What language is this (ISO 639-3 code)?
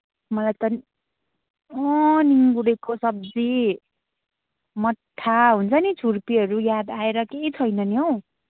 nep